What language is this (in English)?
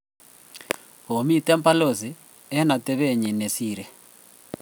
Kalenjin